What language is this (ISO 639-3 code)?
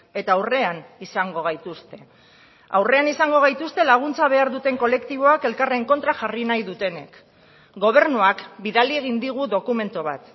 eus